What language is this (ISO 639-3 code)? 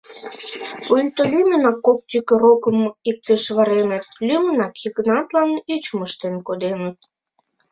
chm